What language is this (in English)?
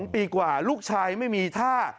Thai